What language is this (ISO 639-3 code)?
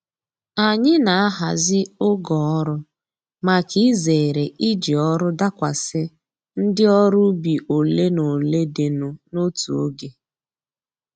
ibo